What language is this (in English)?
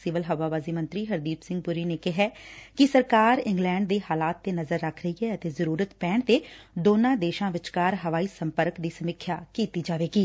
Punjabi